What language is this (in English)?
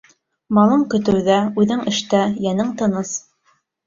Bashkir